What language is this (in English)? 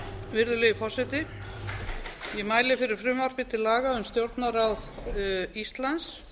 Icelandic